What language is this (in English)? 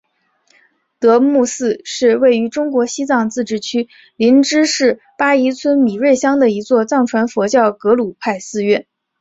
Chinese